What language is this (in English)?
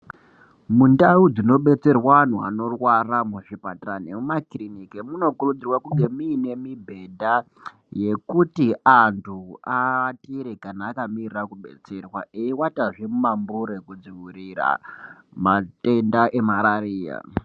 Ndau